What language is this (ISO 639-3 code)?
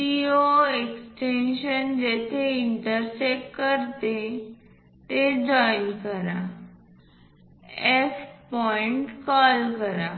mar